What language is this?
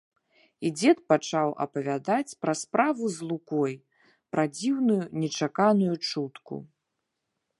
Belarusian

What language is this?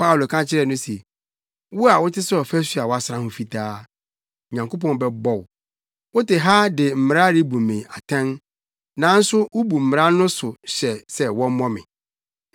Akan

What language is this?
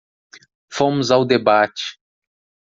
Portuguese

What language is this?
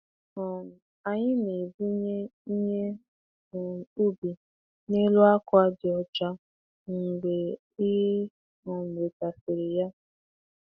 Igbo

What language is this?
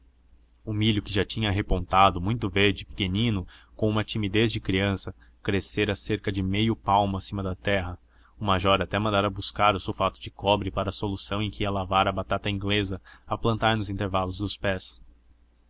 Portuguese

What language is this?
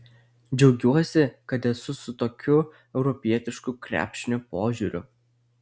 Lithuanian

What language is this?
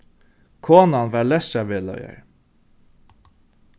Faroese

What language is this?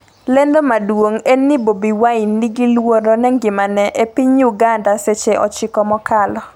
Luo (Kenya and Tanzania)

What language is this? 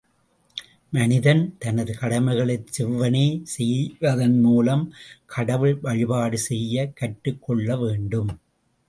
Tamil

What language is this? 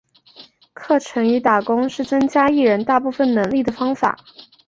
Chinese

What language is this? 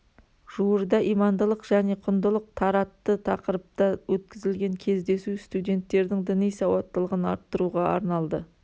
Kazakh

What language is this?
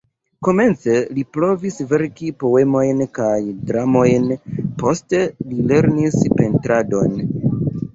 Esperanto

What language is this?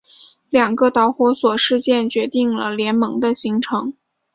Chinese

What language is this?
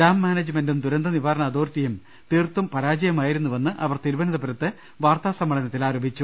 Malayalam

